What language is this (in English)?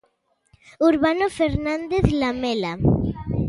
Galician